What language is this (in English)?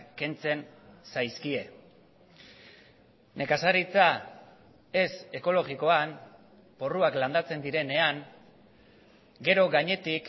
Basque